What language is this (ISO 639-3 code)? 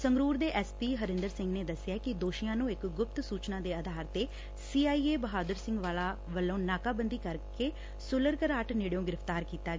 pan